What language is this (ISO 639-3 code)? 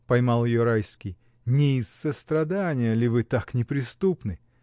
rus